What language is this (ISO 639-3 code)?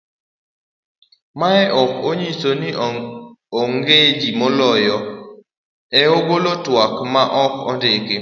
luo